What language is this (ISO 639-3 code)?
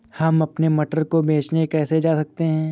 hin